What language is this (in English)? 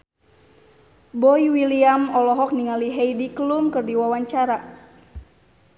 Sundanese